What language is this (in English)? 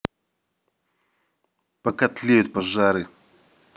Russian